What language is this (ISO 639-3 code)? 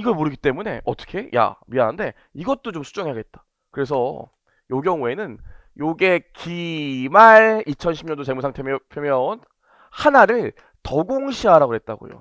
kor